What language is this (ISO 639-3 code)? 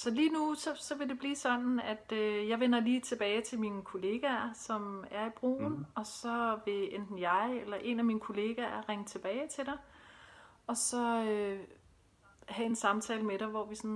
dan